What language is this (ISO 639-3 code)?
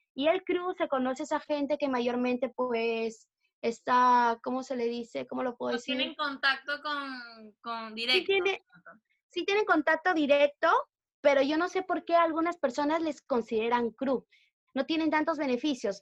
spa